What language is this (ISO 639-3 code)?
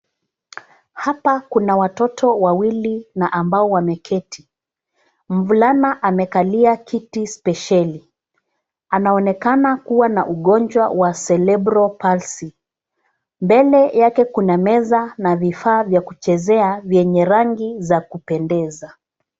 swa